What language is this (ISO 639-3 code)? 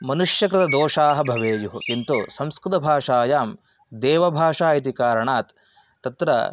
san